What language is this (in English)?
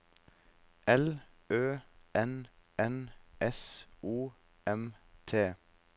Norwegian